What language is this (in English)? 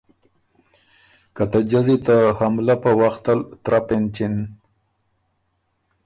Ormuri